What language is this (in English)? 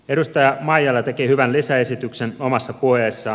Finnish